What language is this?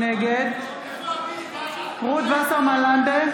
Hebrew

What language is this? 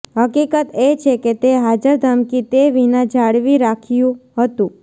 Gujarati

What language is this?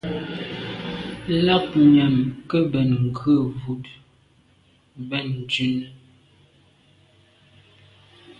Medumba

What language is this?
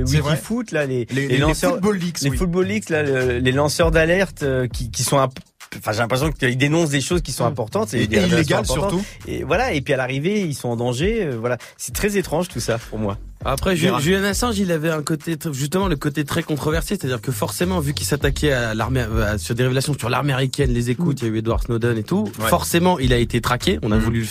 French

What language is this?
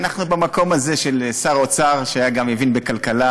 Hebrew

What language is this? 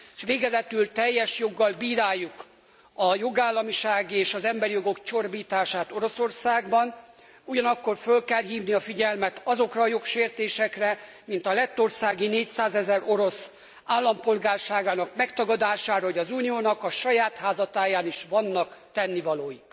Hungarian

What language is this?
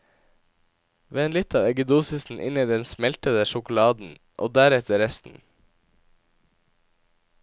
Norwegian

